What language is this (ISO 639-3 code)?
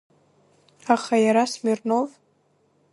abk